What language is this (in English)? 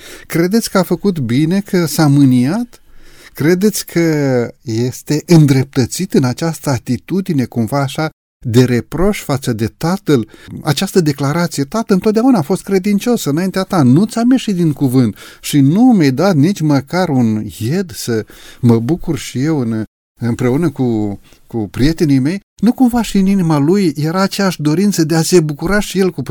Romanian